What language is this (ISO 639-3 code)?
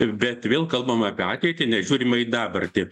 lit